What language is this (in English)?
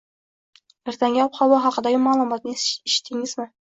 Uzbek